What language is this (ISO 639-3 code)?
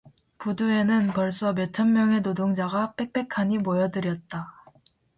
kor